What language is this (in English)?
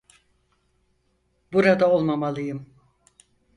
Turkish